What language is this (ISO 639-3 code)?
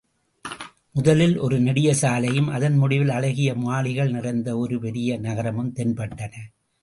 tam